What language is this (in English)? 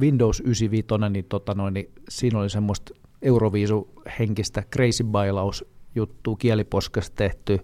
Finnish